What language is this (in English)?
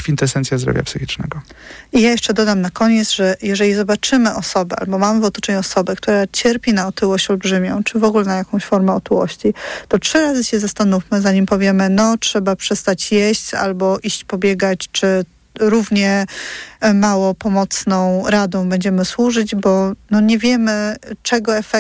Polish